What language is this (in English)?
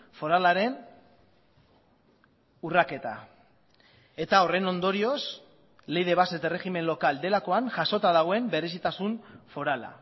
Basque